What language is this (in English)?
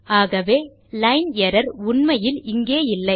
Tamil